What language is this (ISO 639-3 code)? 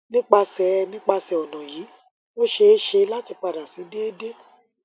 yor